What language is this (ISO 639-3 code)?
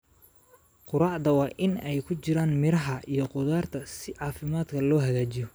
som